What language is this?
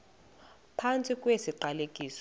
Xhosa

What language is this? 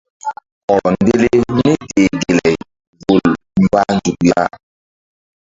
Mbum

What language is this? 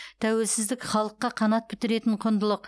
Kazakh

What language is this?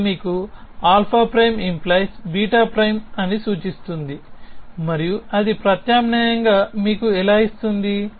Telugu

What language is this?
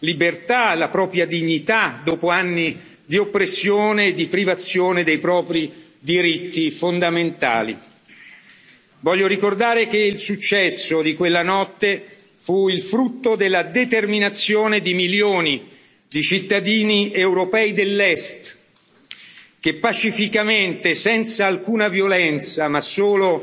Italian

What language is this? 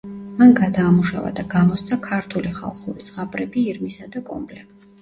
Georgian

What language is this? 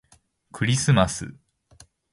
Japanese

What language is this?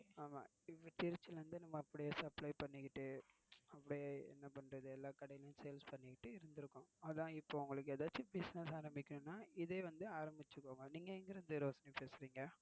Tamil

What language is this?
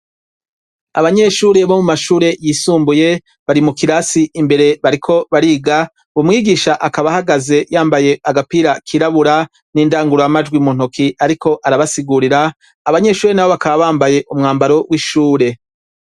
Rundi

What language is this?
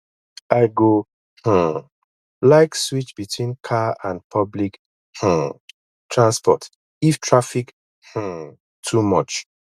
Nigerian Pidgin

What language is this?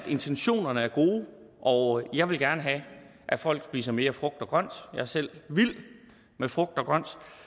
Danish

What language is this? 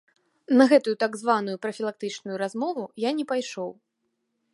Belarusian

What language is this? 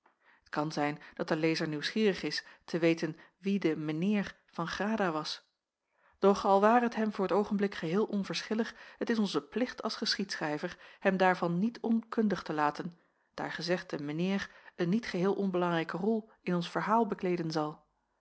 Dutch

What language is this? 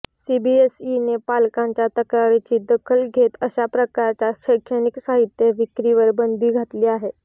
Marathi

